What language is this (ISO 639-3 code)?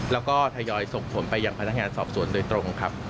tha